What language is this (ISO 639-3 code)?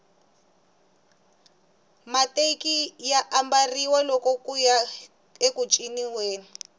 tso